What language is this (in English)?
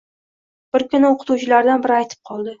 Uzbek